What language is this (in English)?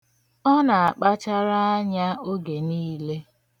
Igbo